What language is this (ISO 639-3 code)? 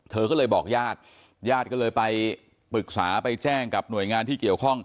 tha